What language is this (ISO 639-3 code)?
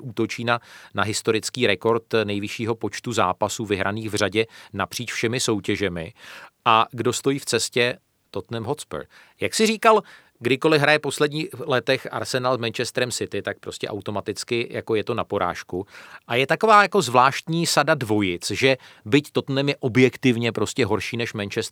ces